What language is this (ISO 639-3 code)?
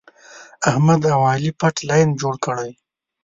pus